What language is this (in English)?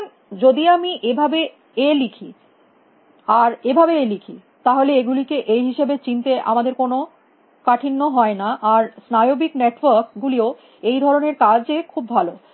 Bangla